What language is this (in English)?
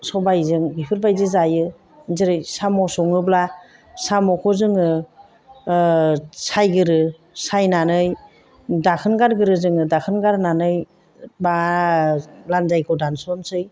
Bodo